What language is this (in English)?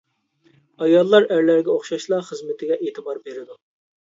Uyghur